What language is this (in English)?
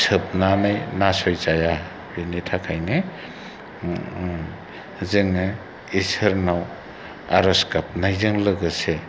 Bodo